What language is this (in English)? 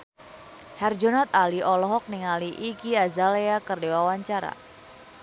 Sundanese